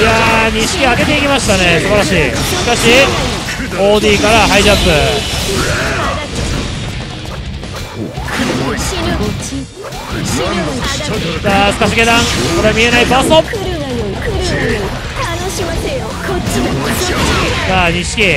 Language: Japanese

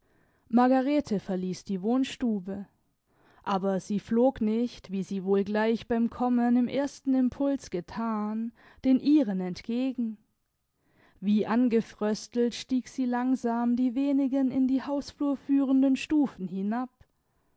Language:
German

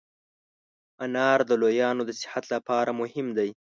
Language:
Pashto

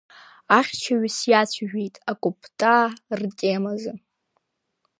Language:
Abkhazian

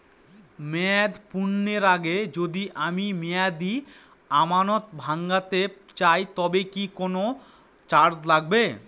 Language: Bangla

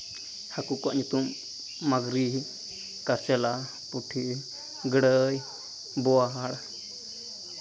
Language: Santali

